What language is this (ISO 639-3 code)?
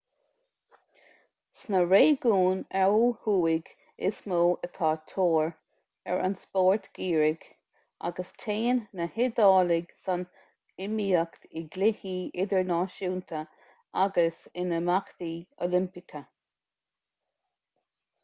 gle